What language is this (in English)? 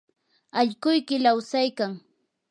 Yanahuanca Pasco Quechua